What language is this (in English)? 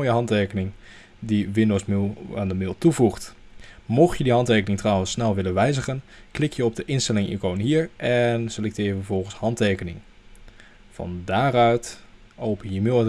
Dutch